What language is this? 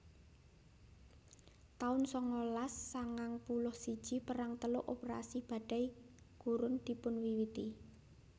Javanese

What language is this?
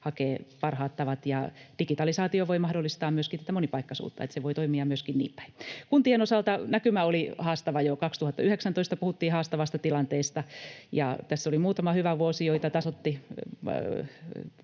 Finnish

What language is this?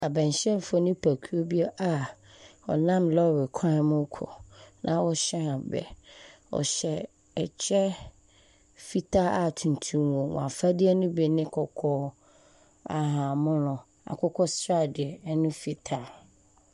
Akan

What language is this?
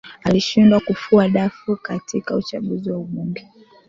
Swahili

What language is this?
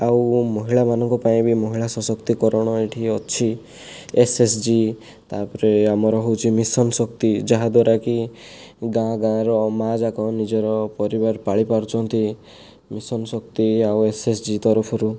Odia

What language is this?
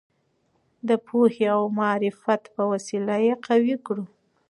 Pashto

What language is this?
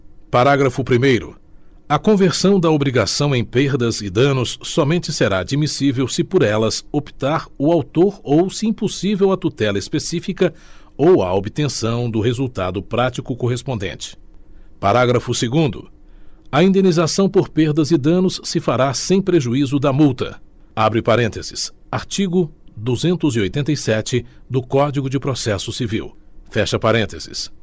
Portuguese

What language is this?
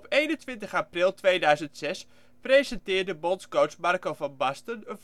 Dutch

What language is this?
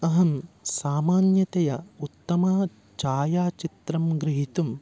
Sanskrit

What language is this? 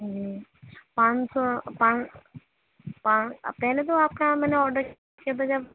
Urdu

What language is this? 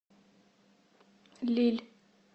Russian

